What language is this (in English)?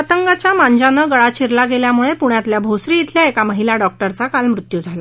Marathi